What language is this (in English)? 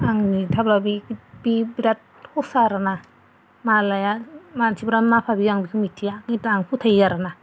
Bodo